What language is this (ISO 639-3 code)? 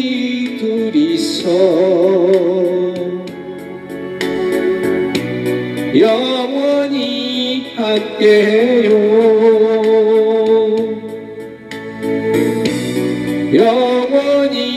kor